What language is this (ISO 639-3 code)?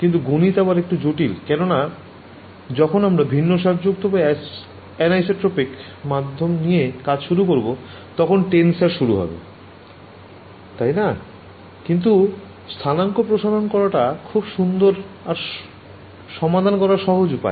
ben